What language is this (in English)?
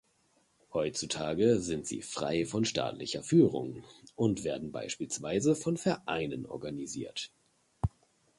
German